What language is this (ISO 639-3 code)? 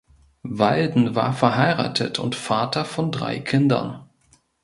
deu